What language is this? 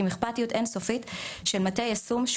Hebrew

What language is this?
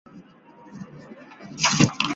Chinese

